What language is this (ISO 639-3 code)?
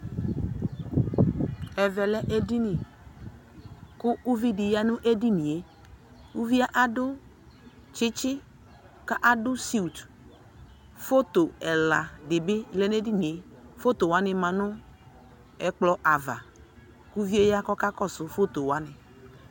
kpo